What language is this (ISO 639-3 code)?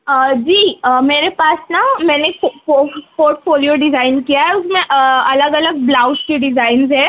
urd